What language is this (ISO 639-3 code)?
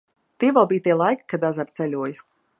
lav